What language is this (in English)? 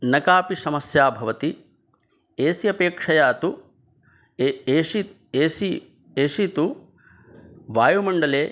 Sanskrit